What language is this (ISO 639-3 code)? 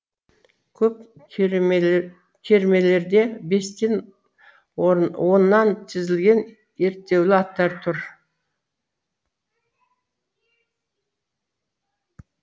kaz